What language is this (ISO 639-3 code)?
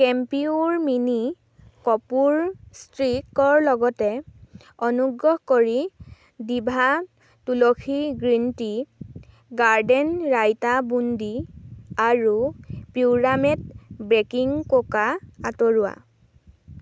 asm